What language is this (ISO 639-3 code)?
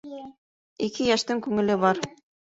bak